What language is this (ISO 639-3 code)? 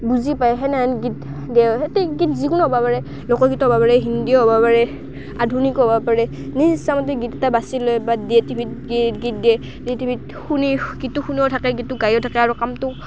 asm